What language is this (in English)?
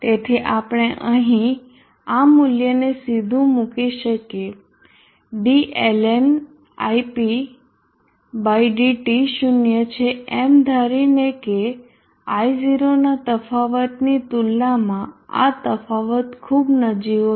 Gujarati